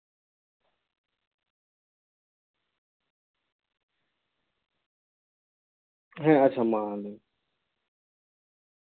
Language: Santali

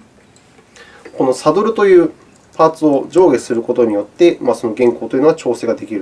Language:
Japanese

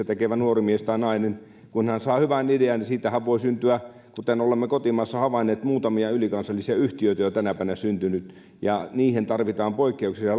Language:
Finnish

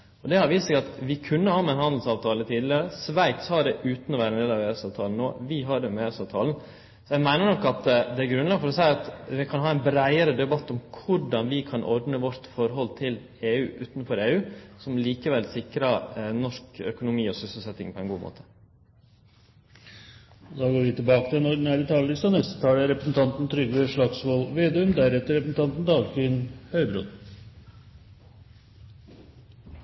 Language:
Norwegian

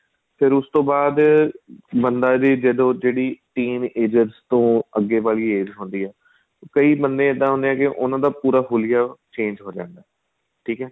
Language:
Punjabi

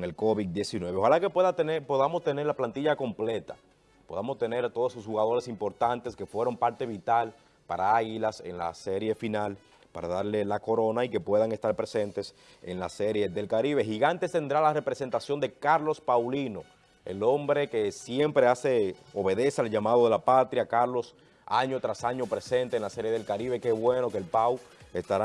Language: Spanish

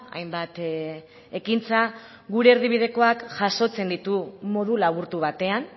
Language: Basque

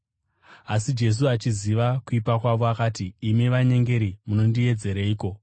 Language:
Shona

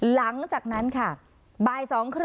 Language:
Thai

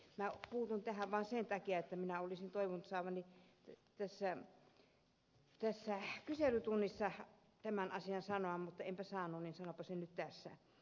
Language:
Finnish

